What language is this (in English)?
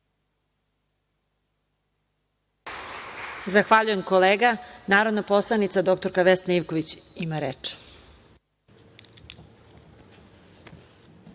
Serbian